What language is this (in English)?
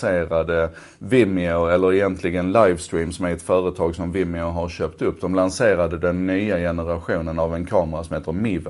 Swedish